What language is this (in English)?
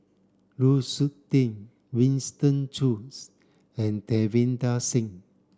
English